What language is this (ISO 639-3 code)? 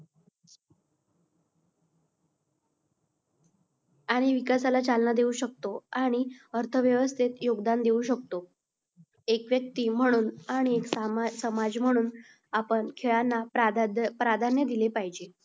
mar